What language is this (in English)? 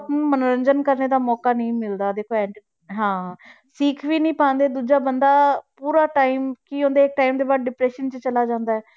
Punjabi